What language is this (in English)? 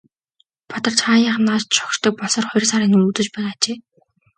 Mongolian